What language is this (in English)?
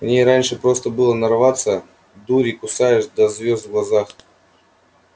Russian